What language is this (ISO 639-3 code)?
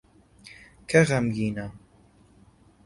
ckb